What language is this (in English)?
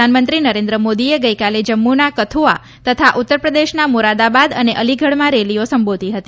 Gujarati